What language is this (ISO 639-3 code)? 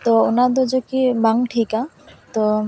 sat